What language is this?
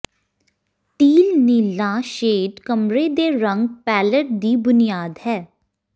Punjabi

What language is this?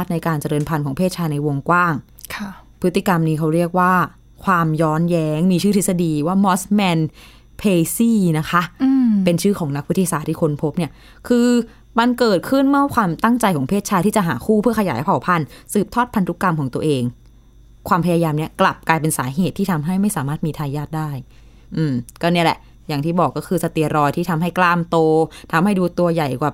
Thai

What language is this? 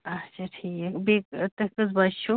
Kashmiri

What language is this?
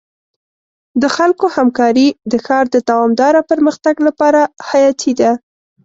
Pashto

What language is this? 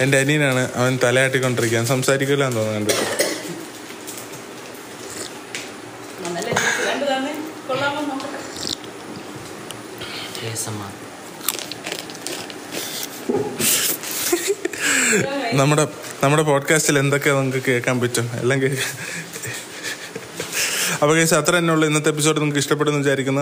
Malayalam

